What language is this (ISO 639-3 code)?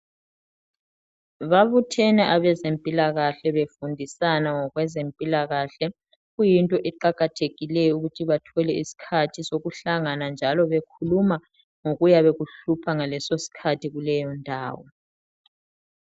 nde